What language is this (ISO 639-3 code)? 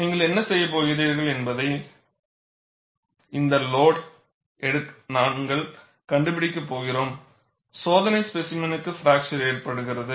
tam